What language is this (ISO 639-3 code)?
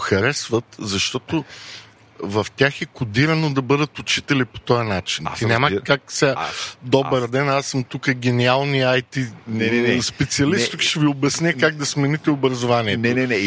bul